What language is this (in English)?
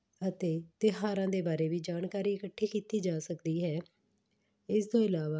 Punjabi